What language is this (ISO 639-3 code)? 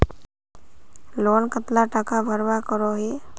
mag